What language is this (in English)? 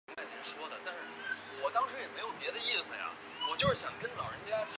Chinese